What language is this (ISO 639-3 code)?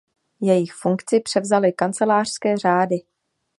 ces